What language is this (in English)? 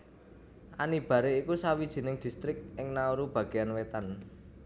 Javanese